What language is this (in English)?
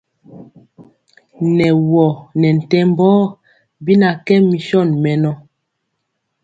Mpiemo